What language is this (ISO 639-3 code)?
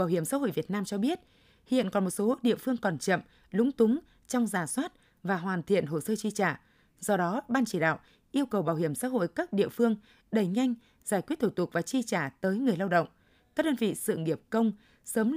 vie